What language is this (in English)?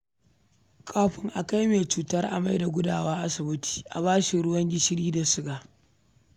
Hausa